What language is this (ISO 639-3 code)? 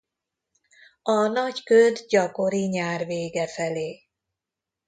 hun